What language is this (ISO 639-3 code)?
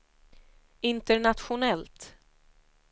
swe